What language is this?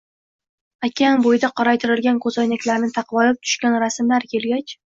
Uzbek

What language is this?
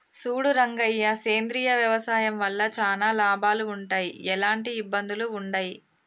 Telugu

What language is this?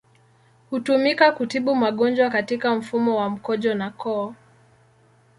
Swahili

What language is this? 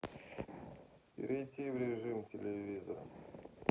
Russian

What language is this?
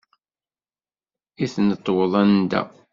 Kabyle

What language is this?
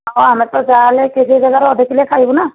Odia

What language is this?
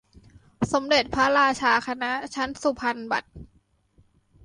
Thai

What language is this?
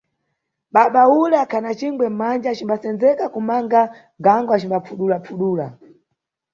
Nyungwe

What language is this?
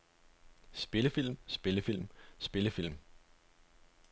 Danish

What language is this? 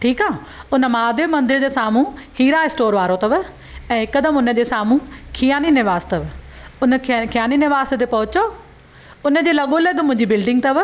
Sindhi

